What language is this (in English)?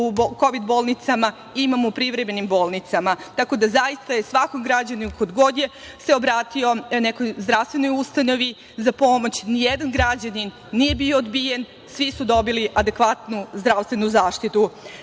Serbian